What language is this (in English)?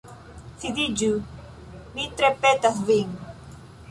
Esperanto